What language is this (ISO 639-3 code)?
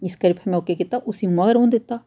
doi